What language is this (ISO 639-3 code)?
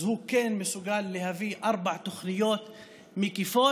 heb